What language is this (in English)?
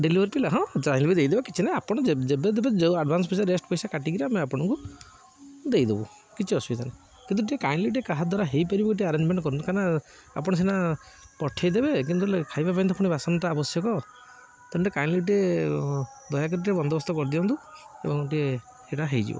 Odia